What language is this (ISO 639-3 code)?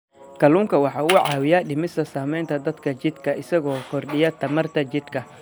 som